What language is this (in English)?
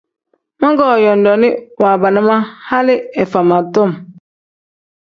Tem